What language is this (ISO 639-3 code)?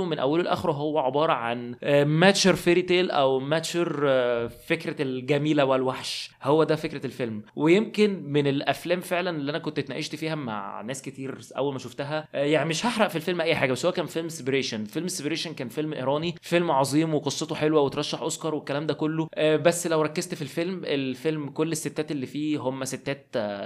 ara